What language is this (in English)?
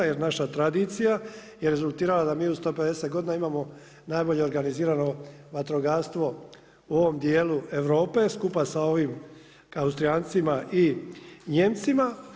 Croatian